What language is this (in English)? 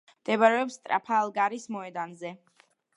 Georgian